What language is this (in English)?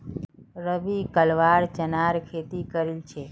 Magahi